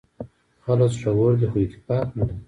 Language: Pashto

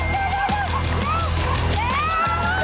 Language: Thai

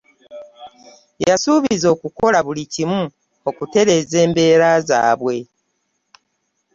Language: Ganda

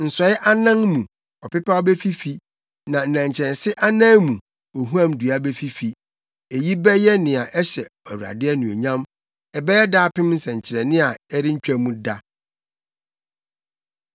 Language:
Akan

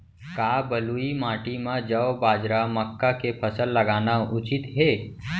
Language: Chhattisgarhi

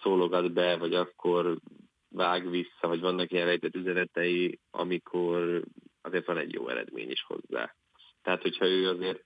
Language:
Hungarian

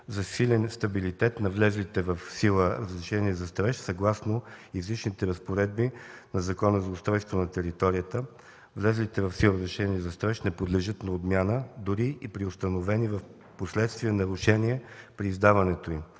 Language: Bulgarian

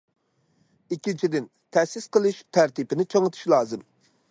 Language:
Uyghur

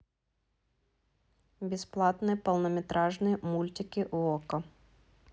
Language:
Russian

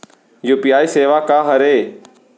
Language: Chhattisgarhi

